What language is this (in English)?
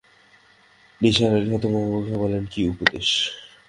Bangla